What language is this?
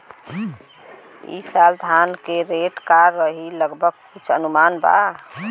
Bhojpuri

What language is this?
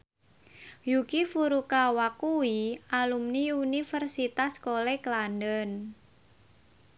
Javanese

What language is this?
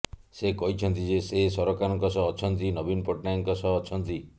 Odia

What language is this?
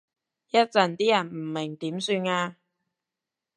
Cantonese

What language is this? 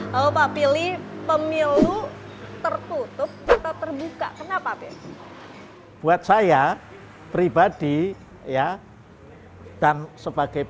Indonesian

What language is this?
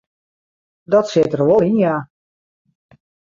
Western Frisian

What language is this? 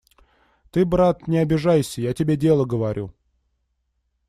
Russian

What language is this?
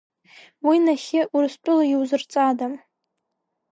Abkhazian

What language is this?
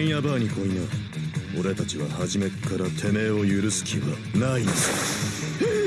Japanese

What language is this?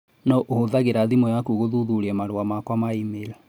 Kikuyu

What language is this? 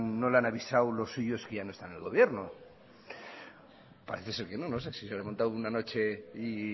Spanish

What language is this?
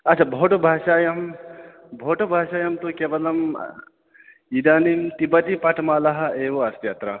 Sanskrit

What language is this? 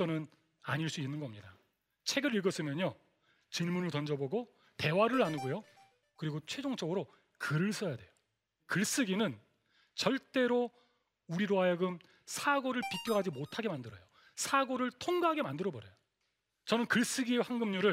Korean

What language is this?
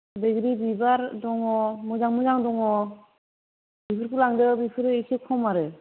Bodo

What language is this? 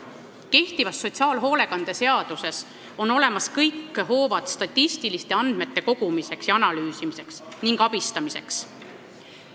Estonian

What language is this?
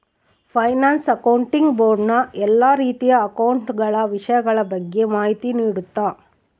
Kannada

